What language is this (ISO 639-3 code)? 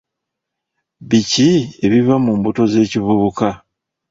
lug